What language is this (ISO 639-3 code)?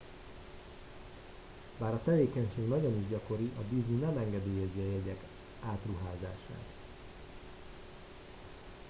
hun